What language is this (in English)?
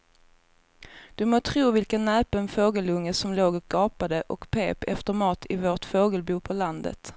Swedish